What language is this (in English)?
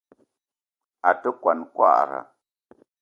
Eton (Cameroon)